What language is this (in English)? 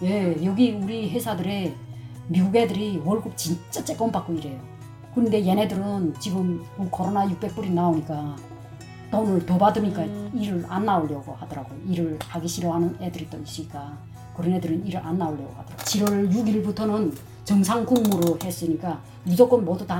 Korean